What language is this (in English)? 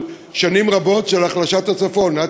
Hebrew